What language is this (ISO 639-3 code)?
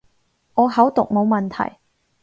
yue